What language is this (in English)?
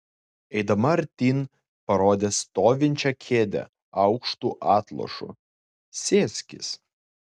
Lithuanian